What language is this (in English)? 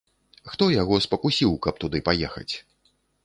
Belarusian